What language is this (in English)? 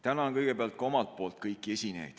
Estonian